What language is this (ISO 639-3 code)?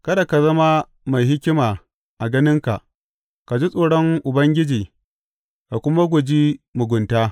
hau